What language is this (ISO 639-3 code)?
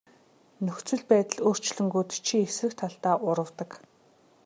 mon